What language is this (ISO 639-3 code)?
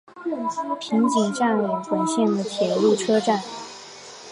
zho